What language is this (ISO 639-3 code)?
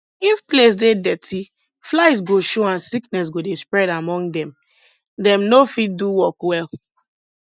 pcm